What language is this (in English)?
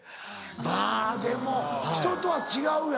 Japanese